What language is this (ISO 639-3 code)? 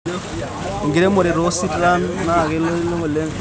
mas